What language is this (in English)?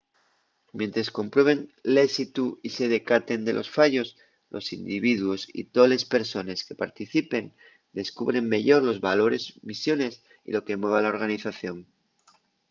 Asturian